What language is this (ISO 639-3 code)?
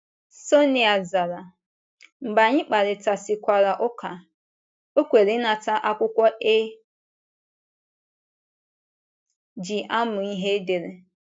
ibo